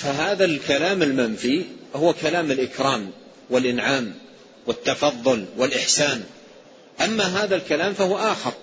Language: Arabic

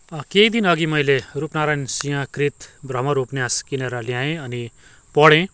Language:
Nepali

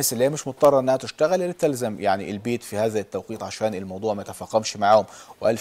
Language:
Arabic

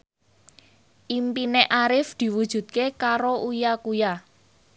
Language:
Javanese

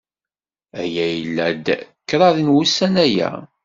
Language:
Kabyle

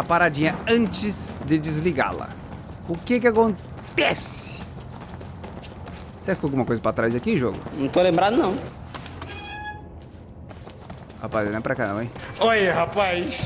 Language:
Portuguese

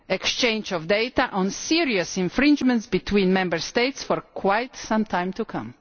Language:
English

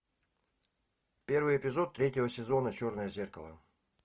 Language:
Russian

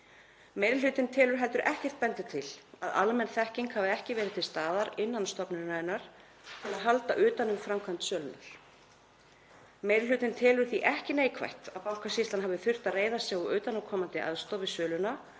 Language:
Icelandic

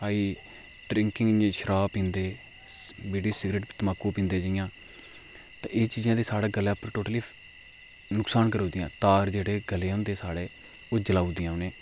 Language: Dogri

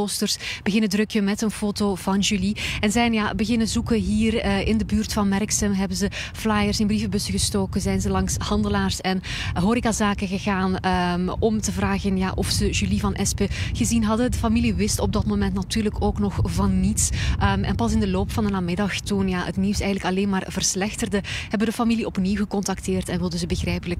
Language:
Dutch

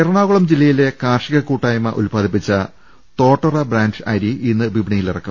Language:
Malayalam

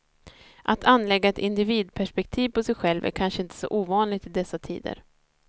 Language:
Swedish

